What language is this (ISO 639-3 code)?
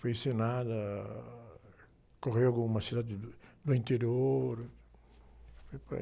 por